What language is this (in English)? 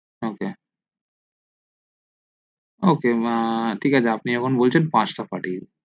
Bangla